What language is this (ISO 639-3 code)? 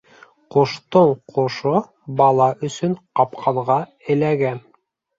bak